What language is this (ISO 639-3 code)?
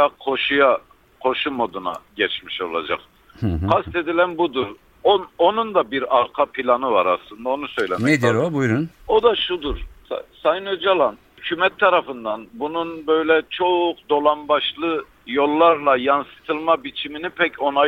tur